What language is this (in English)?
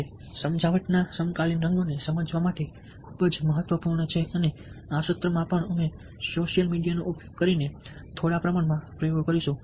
Gujarati